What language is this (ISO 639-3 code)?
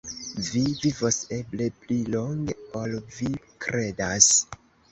epo